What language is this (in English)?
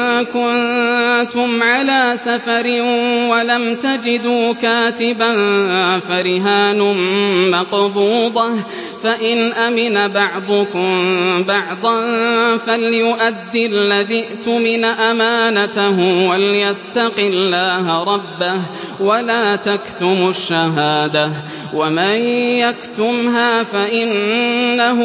Arabic